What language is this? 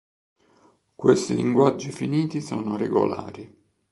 Italian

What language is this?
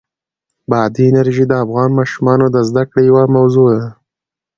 Pashto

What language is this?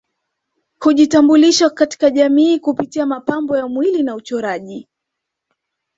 Swahili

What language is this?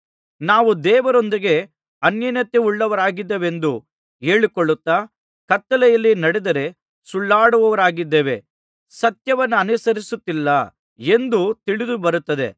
Kannada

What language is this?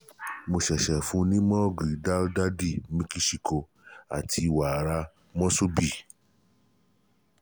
Yoruba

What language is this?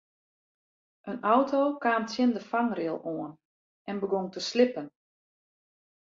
Western Frisian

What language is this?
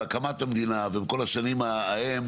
Hebrew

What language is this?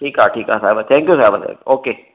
Sindhi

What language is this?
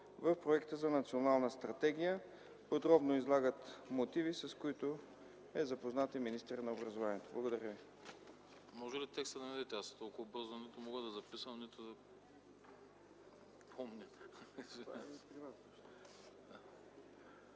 Bulgarian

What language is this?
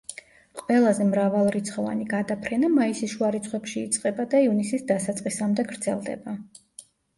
Georgian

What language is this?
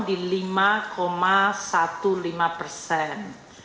Indonesian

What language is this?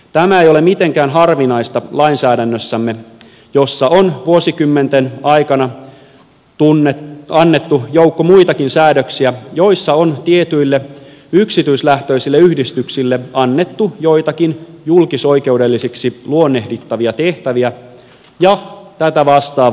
Finnish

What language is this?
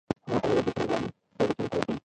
Pashto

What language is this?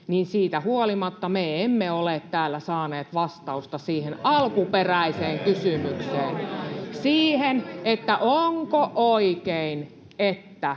Finnish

